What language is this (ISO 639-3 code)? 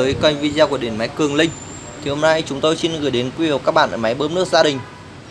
vie